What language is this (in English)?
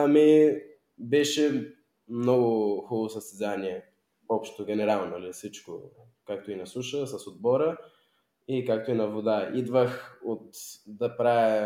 Bulgarian